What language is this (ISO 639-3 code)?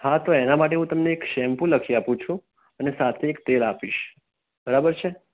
guj